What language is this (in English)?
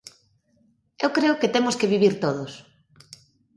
Galician